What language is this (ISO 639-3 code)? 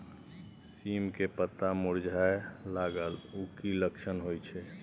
mai